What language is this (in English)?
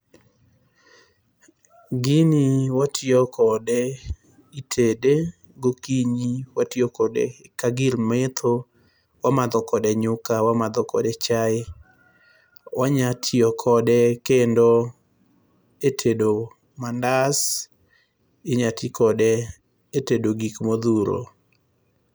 Luo (Kenya and Tanzania)